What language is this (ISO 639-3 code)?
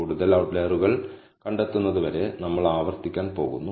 mal